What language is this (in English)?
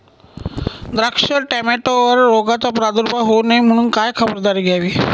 Marathi